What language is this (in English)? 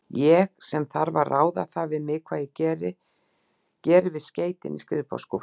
Icelandic